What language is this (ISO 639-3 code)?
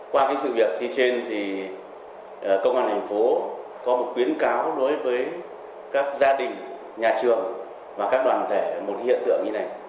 vie